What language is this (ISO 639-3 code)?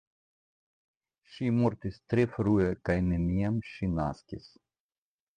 epo